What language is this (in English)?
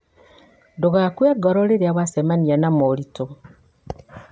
Kikuyu